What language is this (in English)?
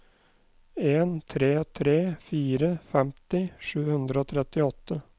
Norwegian